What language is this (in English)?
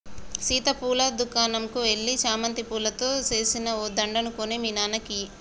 Telugu